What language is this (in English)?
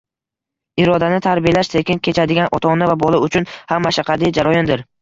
Uzbek